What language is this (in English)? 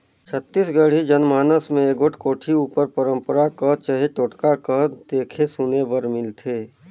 Chhattisgarhi